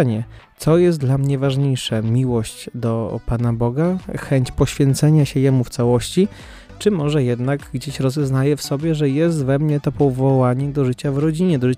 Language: Polish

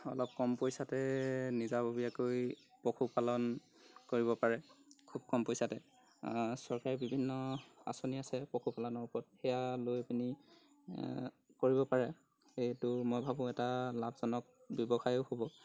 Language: Assamese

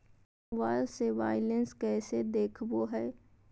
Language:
Magahi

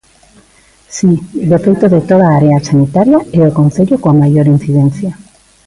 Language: Galician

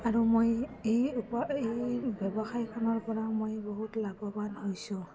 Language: Assamese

